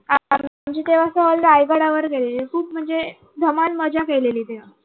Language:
Marathi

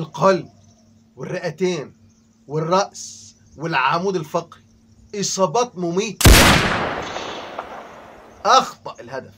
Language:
Arabic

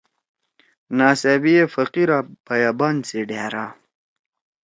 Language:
Torwali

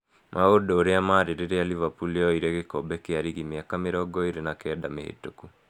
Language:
Kikuyu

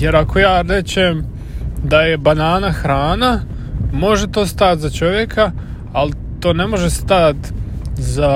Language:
Croatian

